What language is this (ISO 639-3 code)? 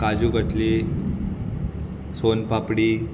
kok